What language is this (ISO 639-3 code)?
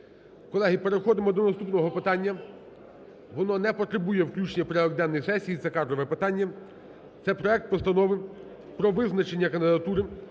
ukr